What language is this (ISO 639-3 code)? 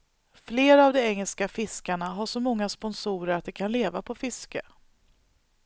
swe